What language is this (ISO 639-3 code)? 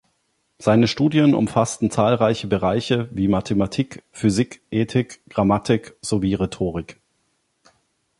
deu